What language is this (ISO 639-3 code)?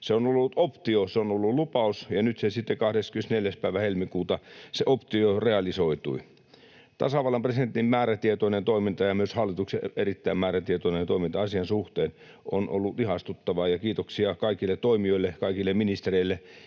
fin